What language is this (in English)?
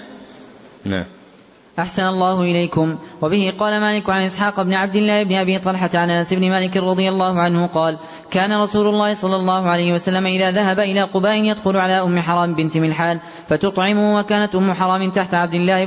Arabic